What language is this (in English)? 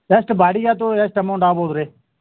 Kannada